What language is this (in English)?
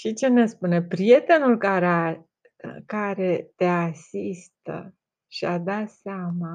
Romanian